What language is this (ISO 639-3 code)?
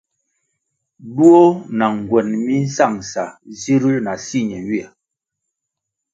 nmg